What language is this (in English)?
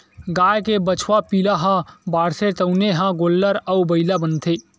Chhattisgarhi